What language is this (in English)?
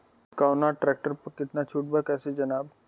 Bhojpuri